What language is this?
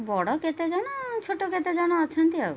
Odia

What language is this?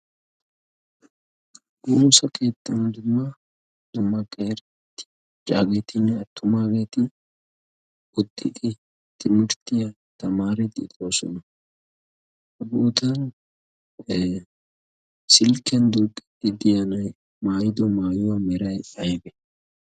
Wolaytta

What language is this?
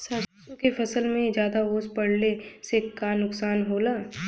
Bhojpuri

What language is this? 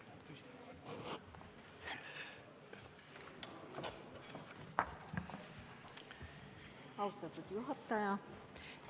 Estonian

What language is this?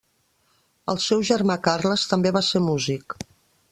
Catalan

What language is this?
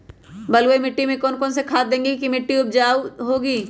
Magahi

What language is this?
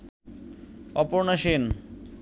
Bangla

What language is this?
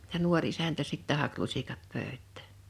Finnish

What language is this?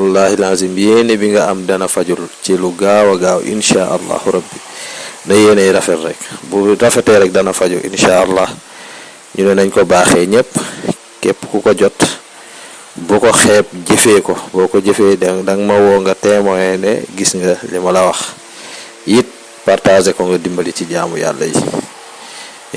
Wolof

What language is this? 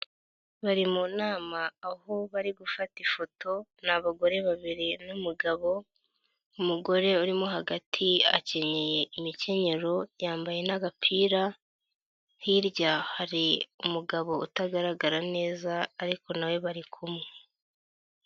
Kinyarwanda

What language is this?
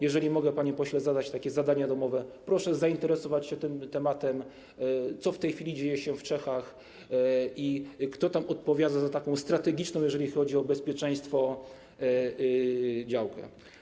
Polish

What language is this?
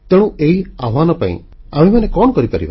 Odia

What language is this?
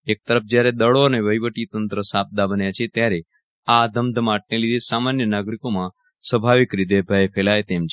Gujarati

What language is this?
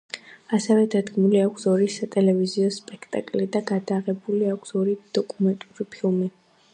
Georgian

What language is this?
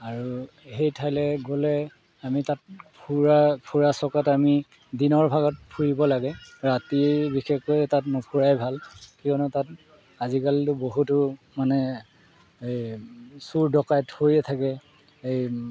Assamese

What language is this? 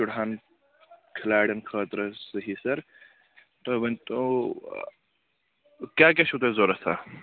Kashmiri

